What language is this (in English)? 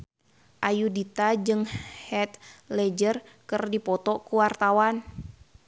Sundanese